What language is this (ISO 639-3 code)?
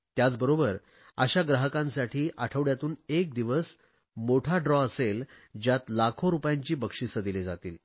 mar